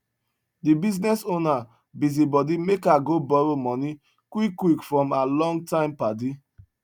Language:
Nigerian Pidgin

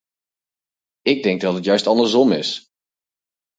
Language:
Dutch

